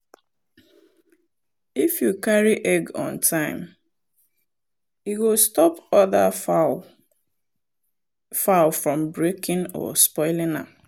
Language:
Nigerian Pidgin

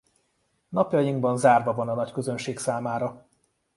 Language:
Hungarian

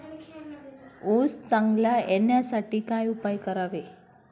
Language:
Marathi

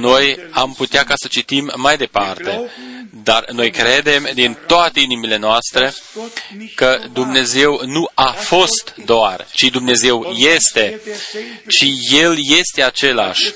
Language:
Romanian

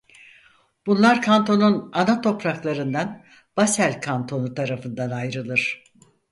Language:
Turkish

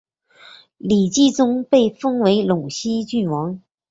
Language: Chinese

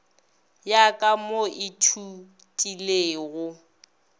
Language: Northern Sotho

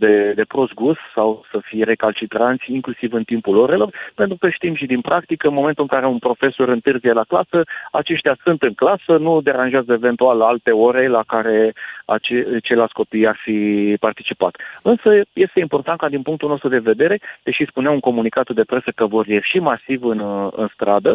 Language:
Romanian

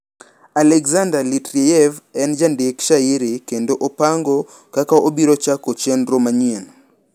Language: Luo (Kenya and Tanzania)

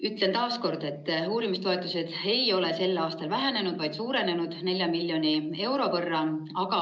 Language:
Estonian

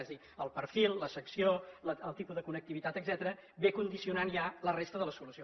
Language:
Catalan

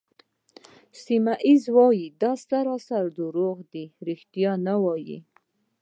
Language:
Pashto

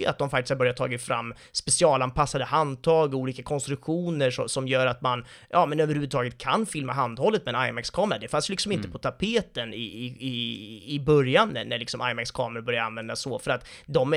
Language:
Swedish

